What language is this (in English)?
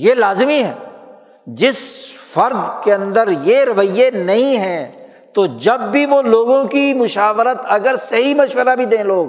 Urdu